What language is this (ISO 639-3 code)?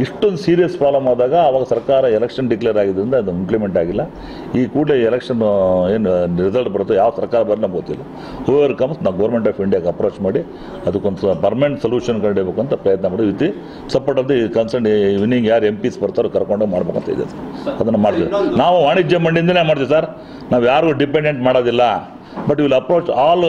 kan